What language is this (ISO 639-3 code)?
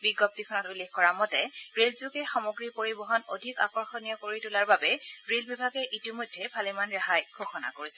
asm